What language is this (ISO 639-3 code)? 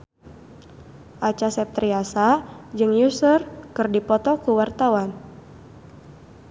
sun